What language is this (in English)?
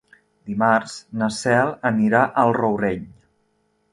Catalan